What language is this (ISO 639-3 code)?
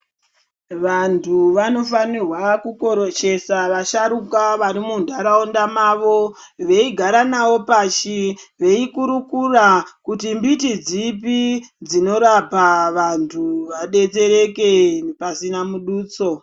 ndc